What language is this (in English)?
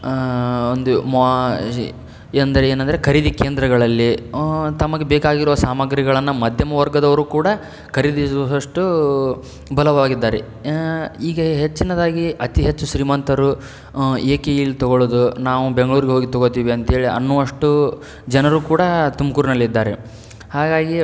Kannada